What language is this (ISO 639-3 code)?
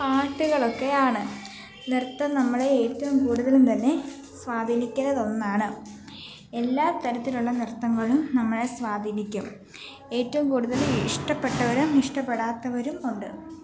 mal